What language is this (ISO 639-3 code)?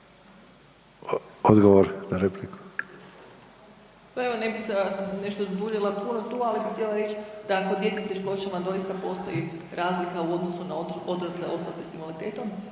hrv